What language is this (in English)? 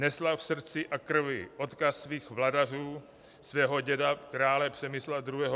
Czech